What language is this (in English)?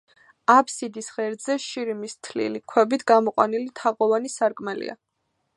Georgian